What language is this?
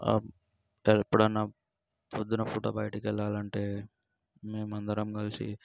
Telugu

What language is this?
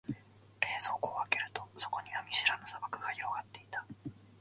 Japanese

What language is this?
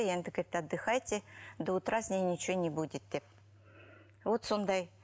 Kazakh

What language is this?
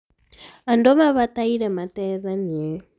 Kikuyu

